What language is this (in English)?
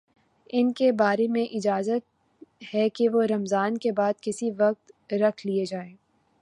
Urdu